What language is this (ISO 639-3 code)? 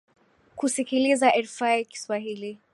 swa